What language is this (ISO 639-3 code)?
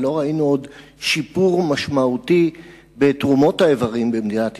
heb